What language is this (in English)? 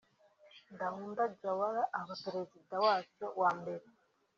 Kinyarwanda